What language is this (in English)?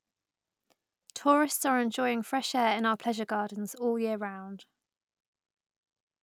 English